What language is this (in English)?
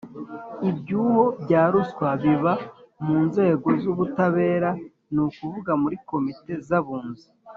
Kinyarwanda